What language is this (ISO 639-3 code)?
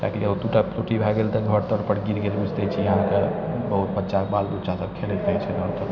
mai